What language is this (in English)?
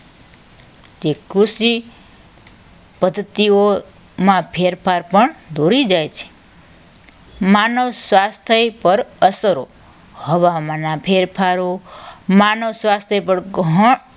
Gujarati